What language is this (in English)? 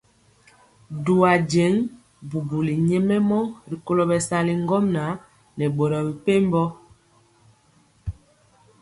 Mpiemo